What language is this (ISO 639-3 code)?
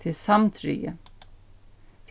fao